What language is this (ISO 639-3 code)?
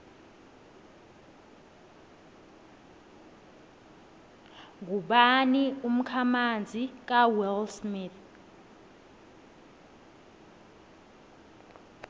nbl